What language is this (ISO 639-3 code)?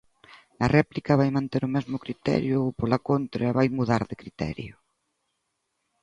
glg